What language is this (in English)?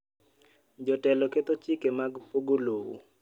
Luo (Kenya and Tanzania)